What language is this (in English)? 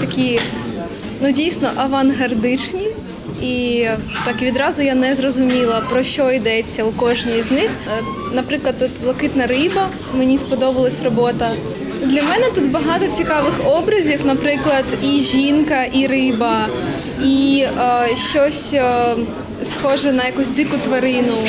Ukrainian